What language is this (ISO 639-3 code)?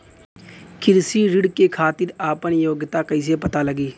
bho